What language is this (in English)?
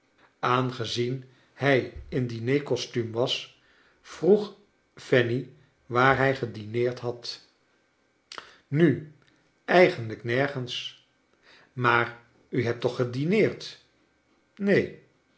Dutch